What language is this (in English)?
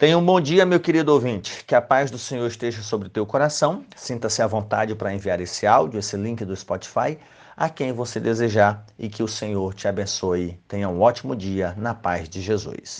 Portuguese